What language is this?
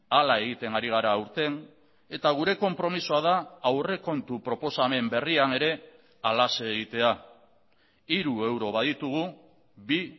Basque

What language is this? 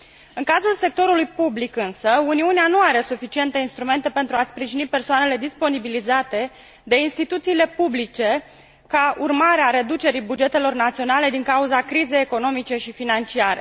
Romanian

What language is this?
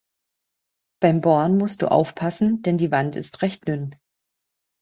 German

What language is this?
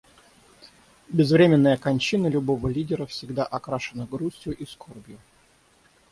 Russian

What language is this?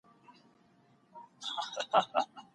Pashto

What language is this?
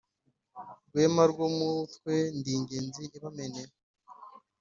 Kinyarwanda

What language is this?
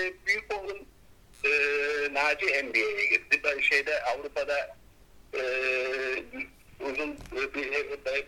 Turkish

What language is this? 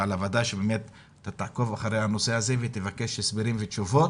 Hebrew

